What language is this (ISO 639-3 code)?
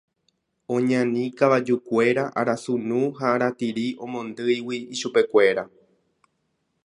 grn